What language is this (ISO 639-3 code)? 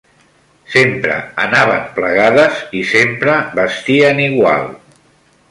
cat